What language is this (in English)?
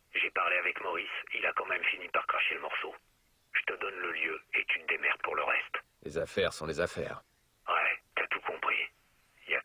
French